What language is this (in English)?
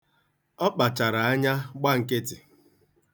Igbo